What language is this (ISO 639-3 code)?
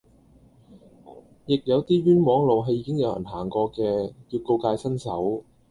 yue